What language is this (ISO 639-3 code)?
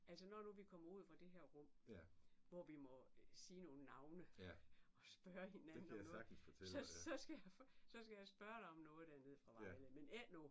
dan